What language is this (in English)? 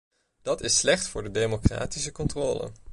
Dutch